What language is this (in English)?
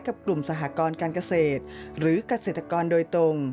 Thai